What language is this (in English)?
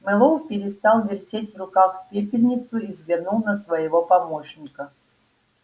Russian